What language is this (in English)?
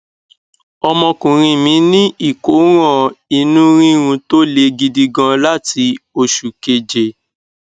Yoruba